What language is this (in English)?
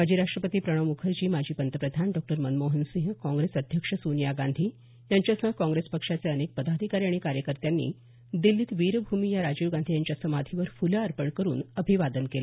Marathi